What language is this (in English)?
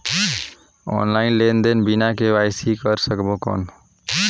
Chhattisgarhi